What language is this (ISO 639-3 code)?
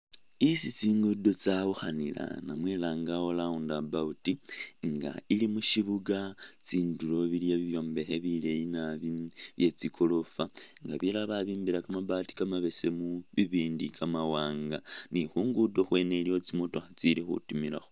myx